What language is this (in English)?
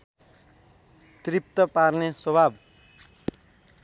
Nepali